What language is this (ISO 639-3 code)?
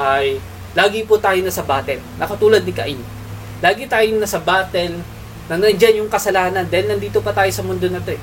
fil